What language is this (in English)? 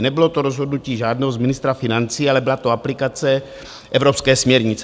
Czech